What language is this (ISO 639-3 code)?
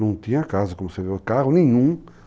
por